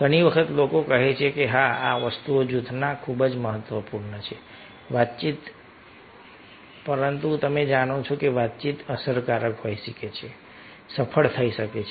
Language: Gujarati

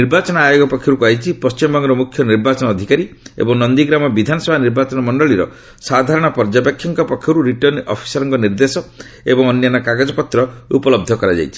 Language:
Odia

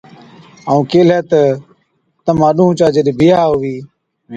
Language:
Od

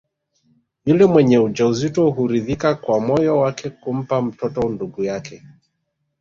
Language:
Swahili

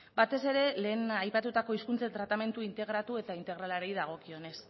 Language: Basque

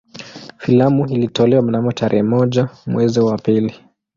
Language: Swahili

